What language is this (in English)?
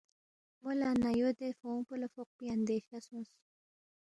Balti